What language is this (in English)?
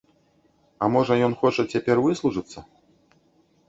Belarusian